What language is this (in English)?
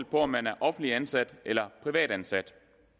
Danish